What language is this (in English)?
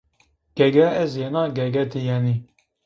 Zaza